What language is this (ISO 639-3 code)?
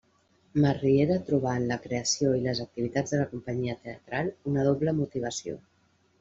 cat